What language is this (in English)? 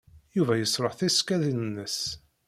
Kabyle